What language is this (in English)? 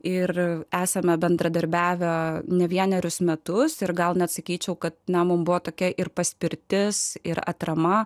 Lithuanian